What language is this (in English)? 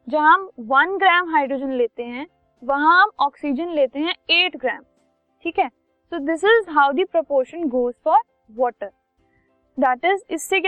Hindi